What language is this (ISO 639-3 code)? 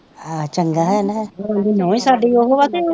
pan